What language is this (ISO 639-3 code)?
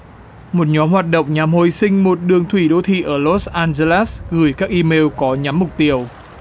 vie